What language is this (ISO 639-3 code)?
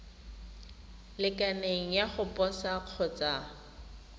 tsn